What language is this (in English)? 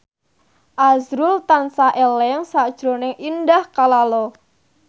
Javanese